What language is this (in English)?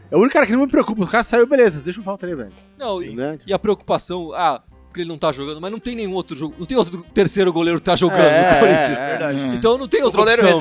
Portuguese